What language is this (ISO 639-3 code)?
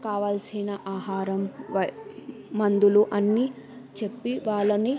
tel